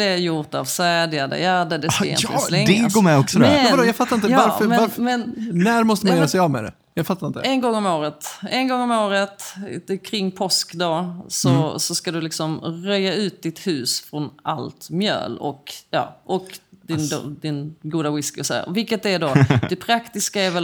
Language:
Swedish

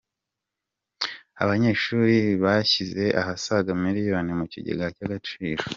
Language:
Kinyarwanda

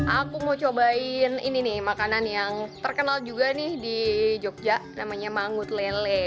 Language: Indonesian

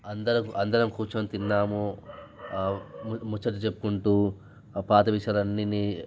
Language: Telugu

